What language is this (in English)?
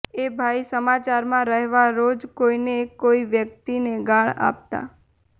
Gujarati